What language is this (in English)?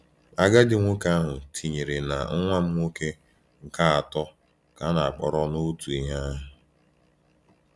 Igbo